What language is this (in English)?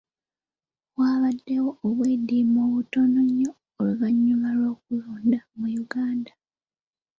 Ganda